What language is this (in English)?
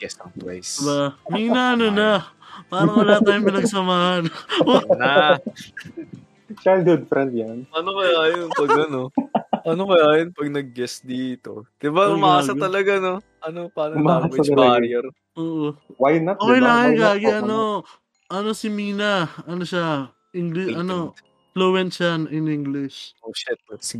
Filipino